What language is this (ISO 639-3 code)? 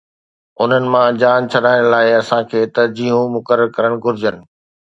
snd